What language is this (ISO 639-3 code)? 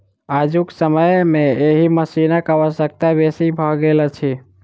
mai